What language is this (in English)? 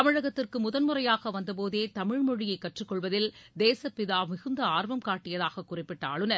Tamil